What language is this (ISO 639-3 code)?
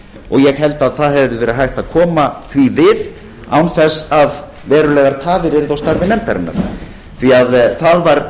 isl